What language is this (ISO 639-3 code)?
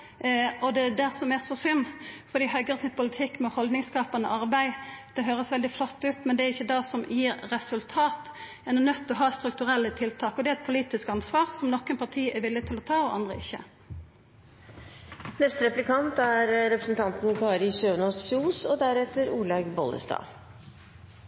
nor